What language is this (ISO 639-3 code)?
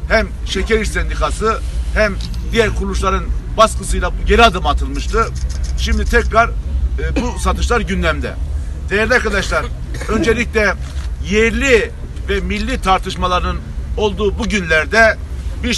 tur